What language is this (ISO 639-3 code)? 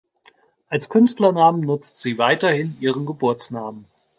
deu